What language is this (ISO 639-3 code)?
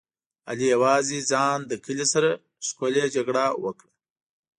pus